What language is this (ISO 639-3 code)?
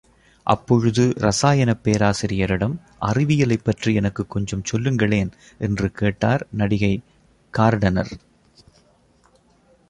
tam